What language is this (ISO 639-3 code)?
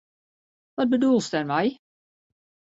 fry